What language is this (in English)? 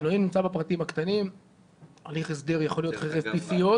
Hebrew